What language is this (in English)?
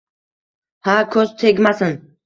Uzbek